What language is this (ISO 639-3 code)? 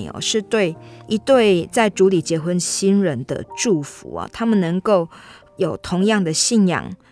zho